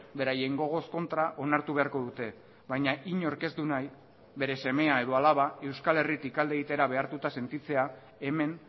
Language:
Basque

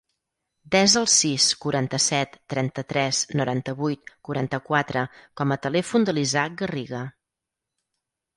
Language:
Catalan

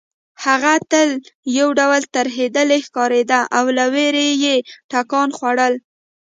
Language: Pashto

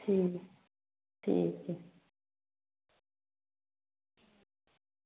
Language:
Dogri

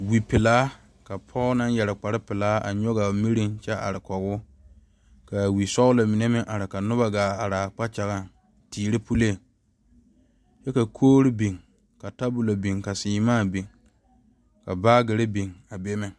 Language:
Southern Dagaare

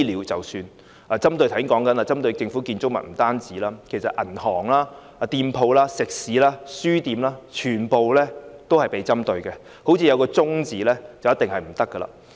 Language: Cantonese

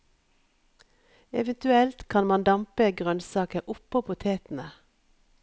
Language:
Norwegian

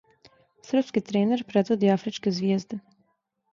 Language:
Serbian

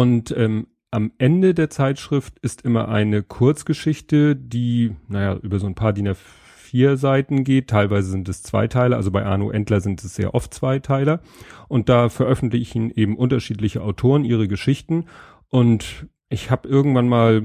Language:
German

